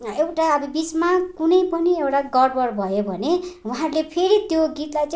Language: Nepali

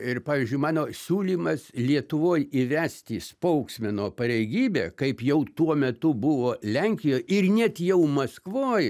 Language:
Lithuanian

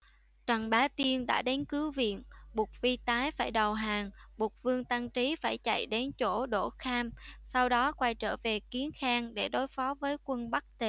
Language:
Vietnamese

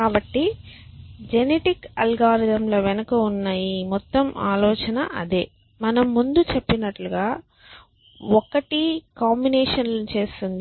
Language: Telugu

